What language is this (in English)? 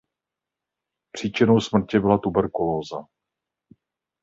Czech